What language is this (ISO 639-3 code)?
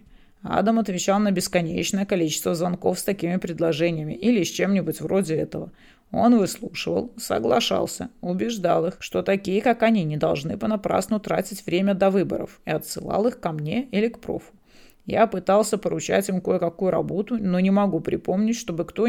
rus